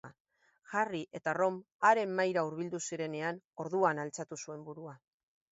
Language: Basque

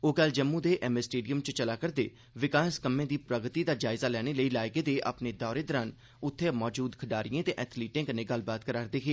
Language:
Dogri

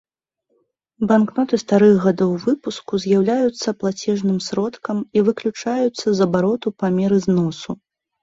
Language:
Belarusian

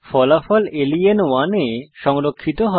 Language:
Bangla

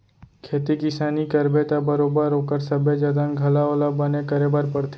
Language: Chhattisgarhi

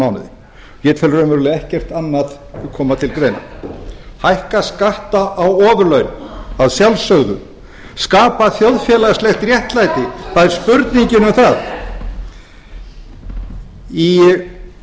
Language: Icelandic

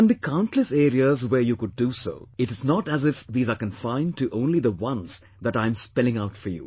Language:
English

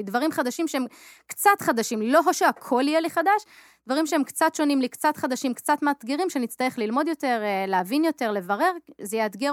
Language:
Hebrew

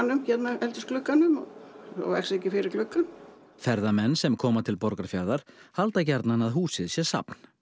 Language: Icelandic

